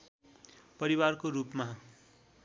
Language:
Nepali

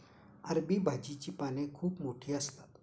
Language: Marathi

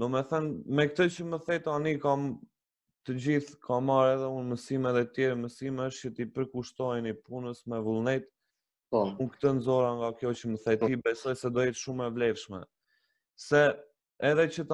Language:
Romanian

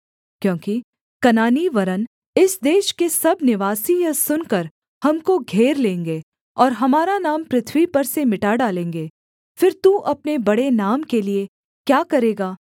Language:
Hindi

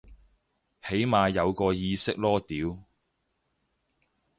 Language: Cantonese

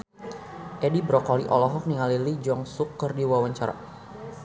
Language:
Sundanese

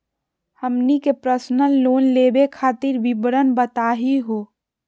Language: Magahi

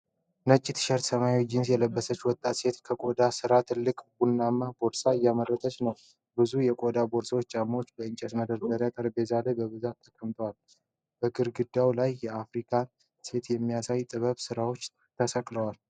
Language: Amharic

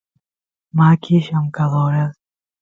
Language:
Santiago del Estero Quichua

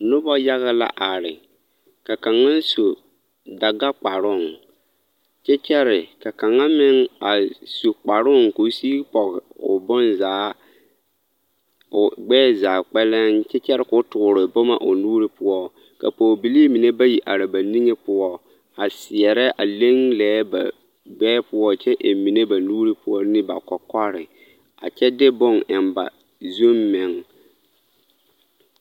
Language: Southern Dagaare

